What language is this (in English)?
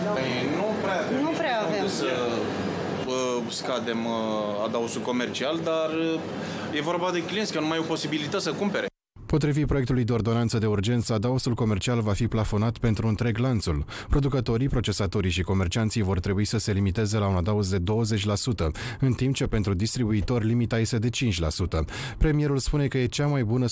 Romanian